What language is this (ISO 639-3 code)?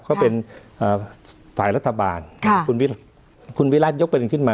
tha